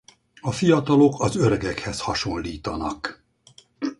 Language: Hungarian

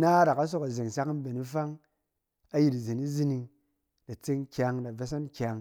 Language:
Cen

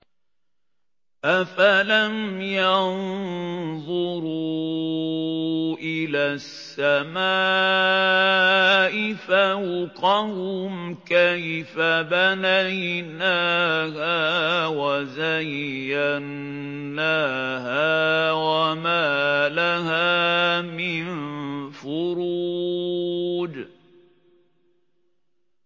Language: Arabic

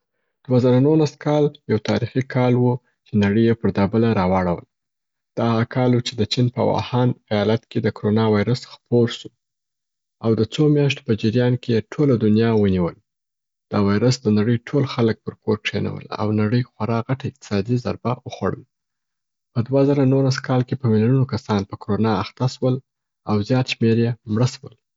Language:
Southern Pashto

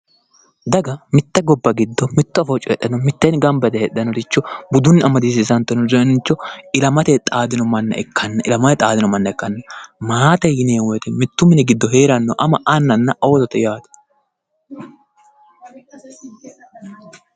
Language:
Sidamo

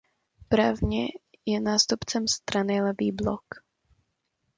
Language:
Czech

